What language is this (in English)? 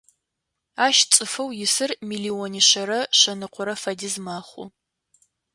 Adyghe